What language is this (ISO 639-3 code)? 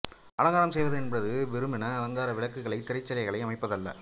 tam